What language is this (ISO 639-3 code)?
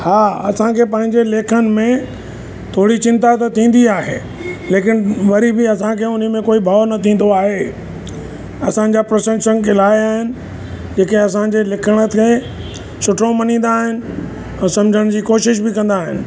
snd